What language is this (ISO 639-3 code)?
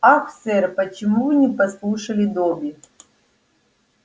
rus